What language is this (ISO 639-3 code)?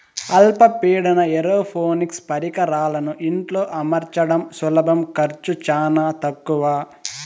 tel